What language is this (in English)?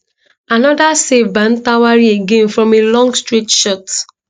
Nigerian Pidgin